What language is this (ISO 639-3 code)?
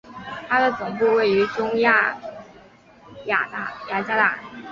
zho